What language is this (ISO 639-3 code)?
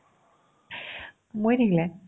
asm